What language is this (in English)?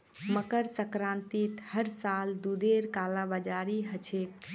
Magahi